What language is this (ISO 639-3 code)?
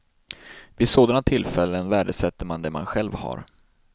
swe